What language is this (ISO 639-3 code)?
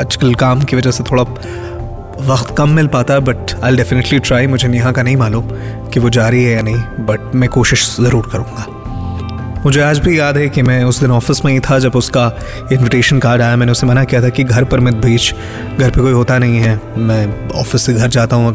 hin